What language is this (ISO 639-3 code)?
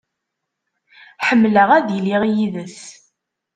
kab